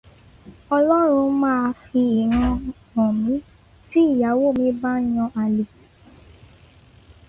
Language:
Yoruba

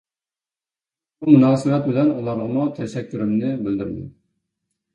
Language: Uyghur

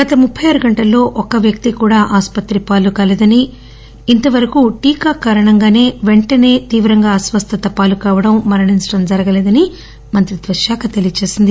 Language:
Telugu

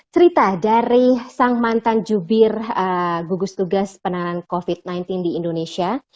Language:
Indonesian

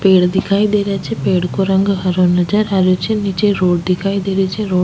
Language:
Rajasthani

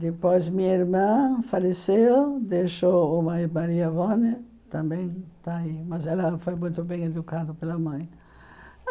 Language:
Portuguese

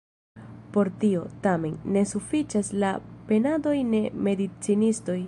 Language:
Esperanto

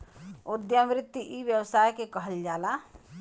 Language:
Bhojpuri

